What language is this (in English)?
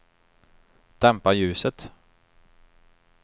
Swedish